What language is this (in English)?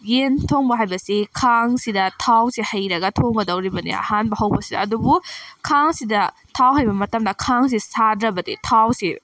Manipuri